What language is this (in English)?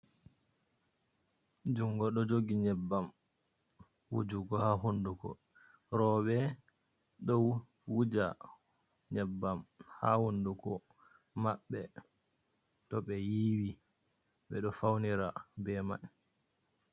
Fula